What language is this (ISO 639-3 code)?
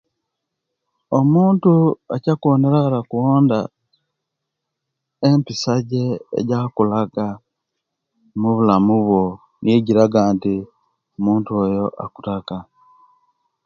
lke